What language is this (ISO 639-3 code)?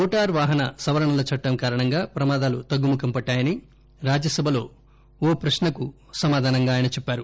tel